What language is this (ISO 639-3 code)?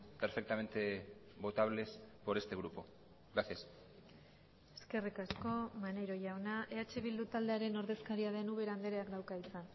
eus